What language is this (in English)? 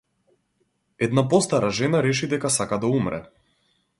Macedonian